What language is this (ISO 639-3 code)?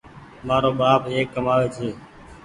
gig